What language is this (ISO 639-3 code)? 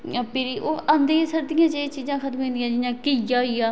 doi